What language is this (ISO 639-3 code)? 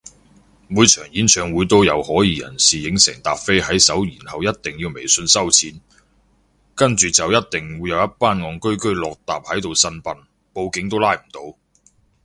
yue